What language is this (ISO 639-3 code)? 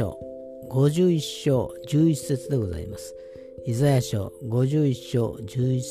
jpn